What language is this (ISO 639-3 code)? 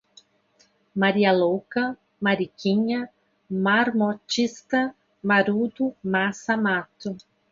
por